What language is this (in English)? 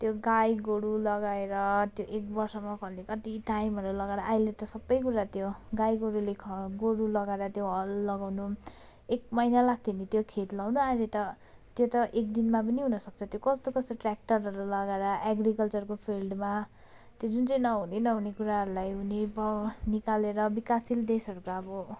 Nepali